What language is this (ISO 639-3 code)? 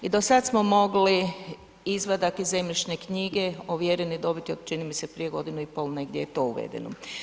hrv